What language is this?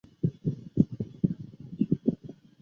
Chinese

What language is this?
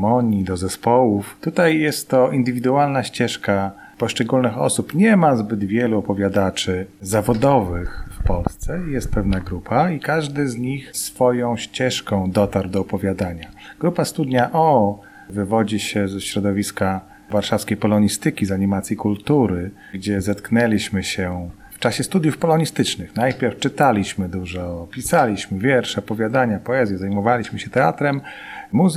Polish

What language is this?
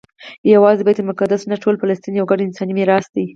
Pashto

